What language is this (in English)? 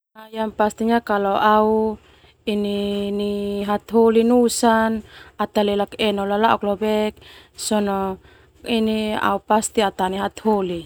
Termanu